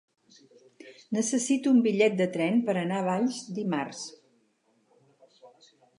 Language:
Catalan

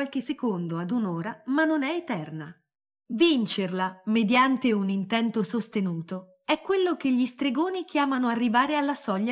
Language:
Italian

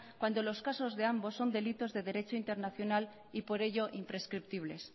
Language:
Spanish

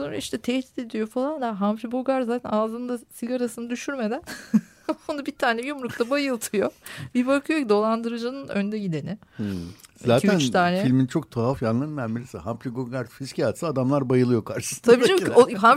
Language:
Turkish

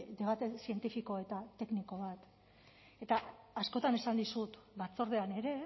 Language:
Basque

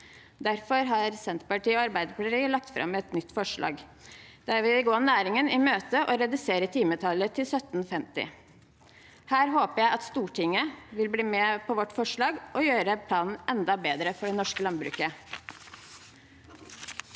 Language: Norwegian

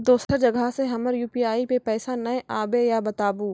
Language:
Maithili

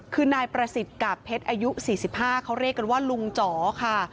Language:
Thai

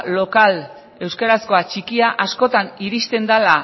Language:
Basque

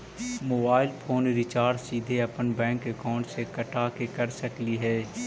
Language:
Magahi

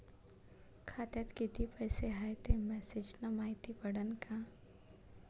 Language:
Marathi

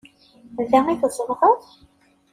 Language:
Kabyle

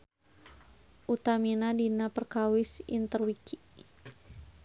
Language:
Sundanese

